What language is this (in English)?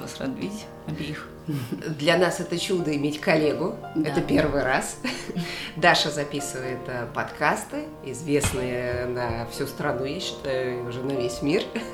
Russian